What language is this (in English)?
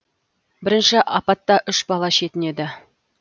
Kazakh